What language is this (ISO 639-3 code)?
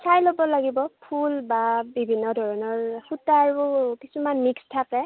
asm